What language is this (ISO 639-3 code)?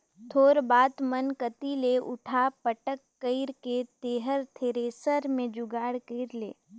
hne